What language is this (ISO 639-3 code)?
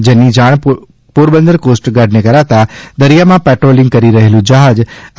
guj